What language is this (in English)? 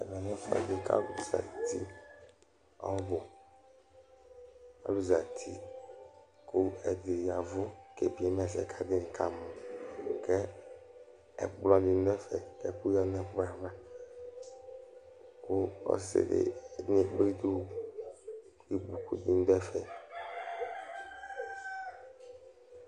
Ikposo